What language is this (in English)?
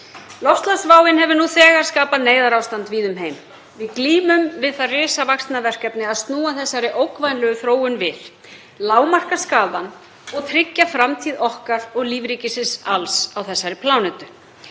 Icelandic